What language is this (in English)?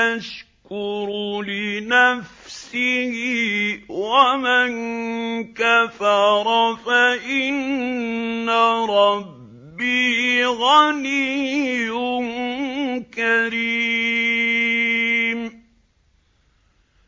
Arabic